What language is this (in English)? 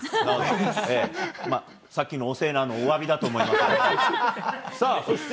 Japanese